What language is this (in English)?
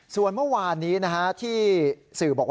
Thai